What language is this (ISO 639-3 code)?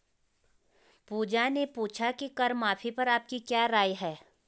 hin